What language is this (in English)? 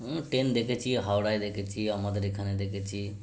Bangla